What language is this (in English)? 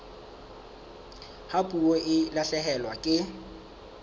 Southern Sotho